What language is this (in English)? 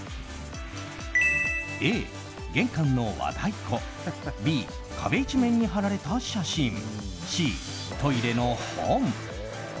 Japanese